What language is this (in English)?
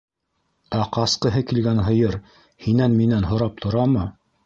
Bashkir